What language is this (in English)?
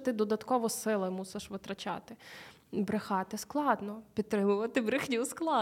Ukrainian